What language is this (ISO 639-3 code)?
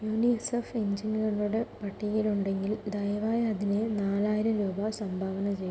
mal